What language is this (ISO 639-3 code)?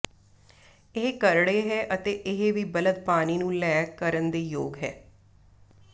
pan